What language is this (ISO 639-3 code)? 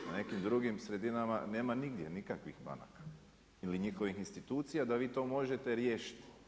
hrv